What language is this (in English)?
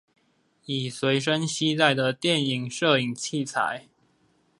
Chinese